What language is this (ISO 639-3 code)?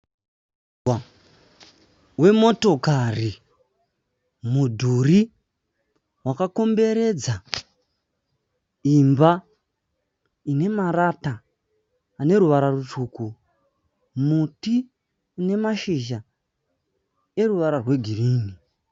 sna